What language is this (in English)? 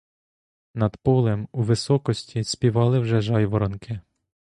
Ukrainian